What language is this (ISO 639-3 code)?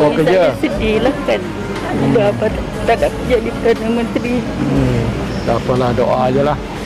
msa